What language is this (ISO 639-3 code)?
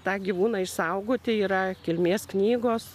lit